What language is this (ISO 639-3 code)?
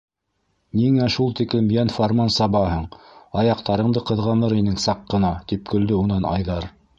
bak